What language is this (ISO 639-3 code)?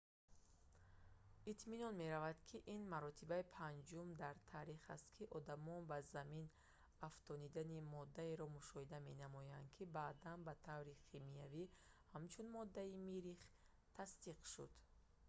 tgk